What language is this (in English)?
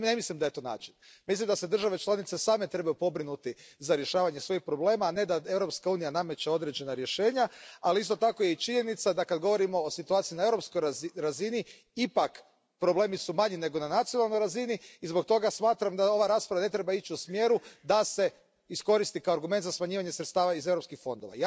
Croatian